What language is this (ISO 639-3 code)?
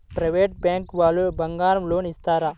tel